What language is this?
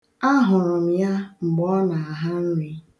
Igbo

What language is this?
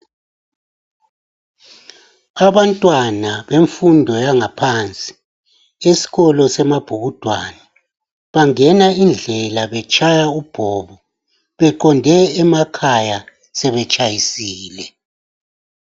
North Ndebele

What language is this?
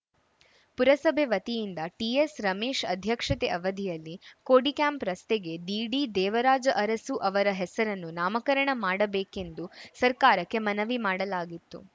Kannada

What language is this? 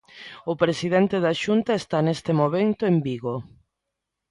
Galician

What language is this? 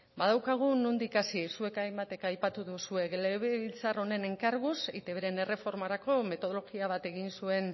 Basque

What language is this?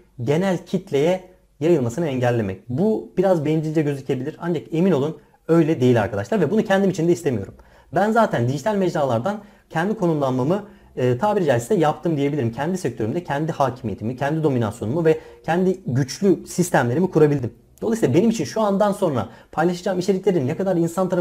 Turkish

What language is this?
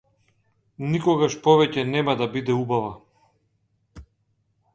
Macedonian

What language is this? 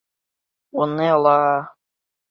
Bashkir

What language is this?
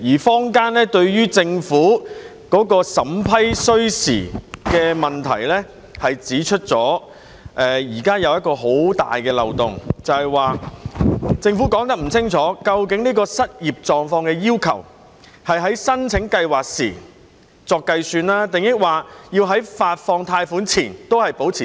Cantonese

